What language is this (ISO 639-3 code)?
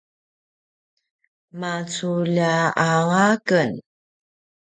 pwn